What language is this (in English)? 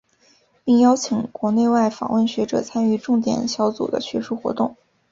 Chinese